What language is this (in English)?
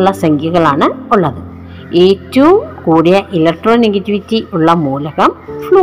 Malayalam